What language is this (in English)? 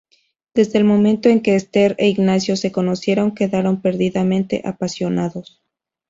Spanish